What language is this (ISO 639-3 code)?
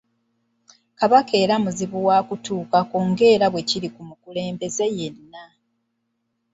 lug